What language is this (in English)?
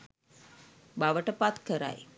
Sinhala